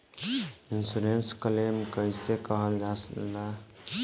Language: Bhojpuri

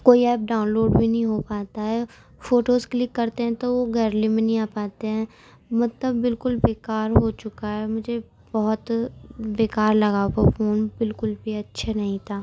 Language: Urdu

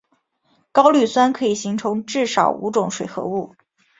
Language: Chinese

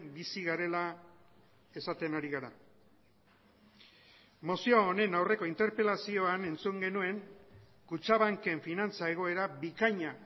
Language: Basque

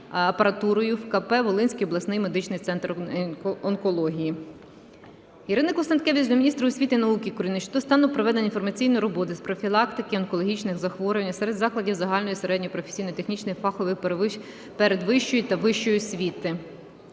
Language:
Ukrainian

